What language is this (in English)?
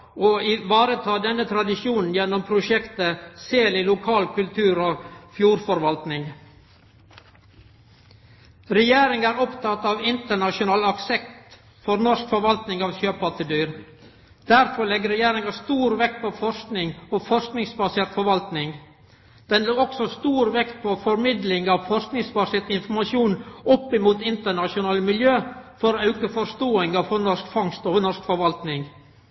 Norwegian Nynorsk